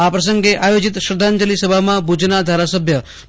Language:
Gujarati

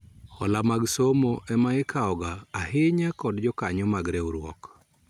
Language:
Luo (Kenya and Tanzania)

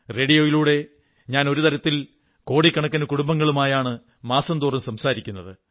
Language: Malayalam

